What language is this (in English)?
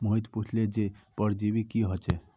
Magahi